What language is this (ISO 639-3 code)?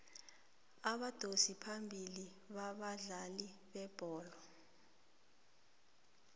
nbl